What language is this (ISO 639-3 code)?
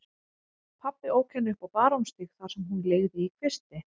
isl